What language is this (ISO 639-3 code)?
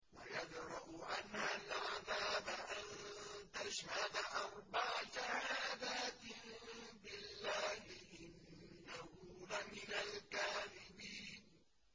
ara